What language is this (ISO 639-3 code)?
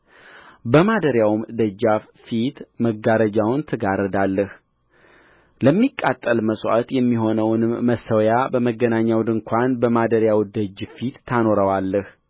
amh